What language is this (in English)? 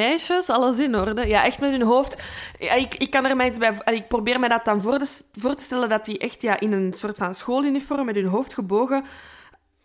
Dutch